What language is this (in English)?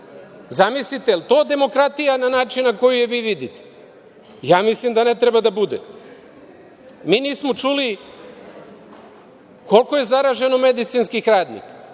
Serbian